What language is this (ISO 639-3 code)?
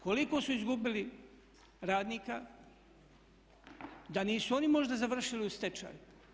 hrv